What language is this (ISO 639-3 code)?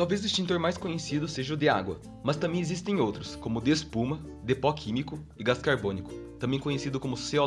por